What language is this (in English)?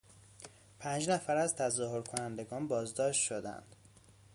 Persian